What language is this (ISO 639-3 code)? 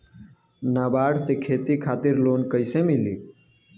bho